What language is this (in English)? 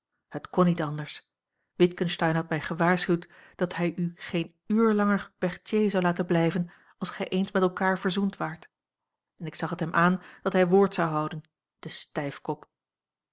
Dutch